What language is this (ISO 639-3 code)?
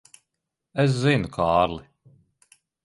lav